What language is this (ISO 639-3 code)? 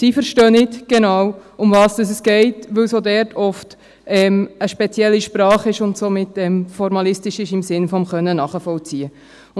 gsw